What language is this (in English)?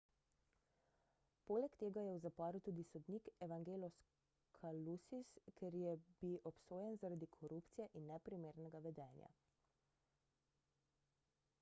Slovenian